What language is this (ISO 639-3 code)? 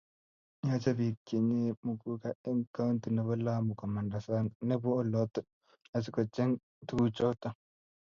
kln